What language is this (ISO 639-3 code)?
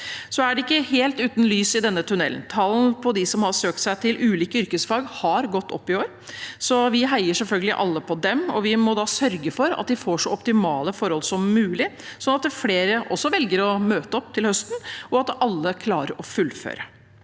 nor